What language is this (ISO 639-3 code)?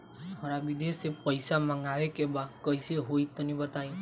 bho